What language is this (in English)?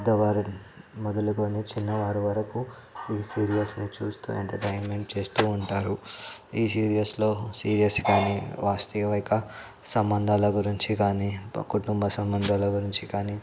Telugu